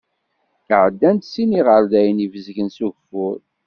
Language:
Kabyle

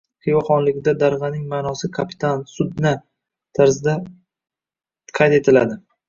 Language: Uzbek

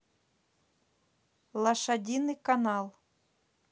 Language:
Russian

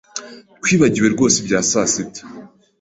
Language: Kinyarwanda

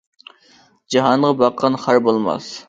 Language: Uyghur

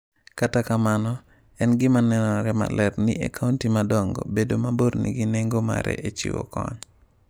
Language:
Luo (Kenya and Tanzania)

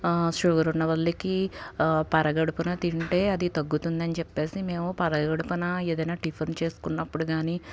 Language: Telugu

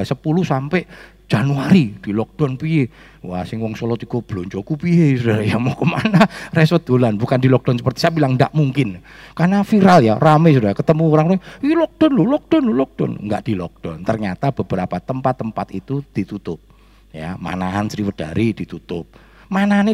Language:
Indonesian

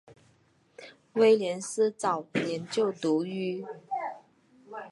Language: Chinese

